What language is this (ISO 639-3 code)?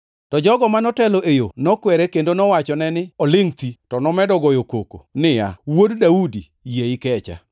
luo